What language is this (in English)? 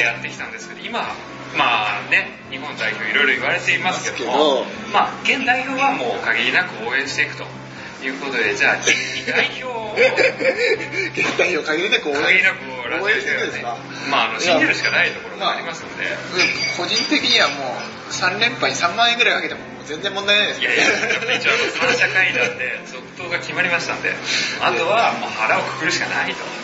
Japanese